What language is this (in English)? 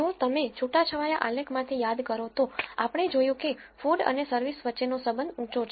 Gujarati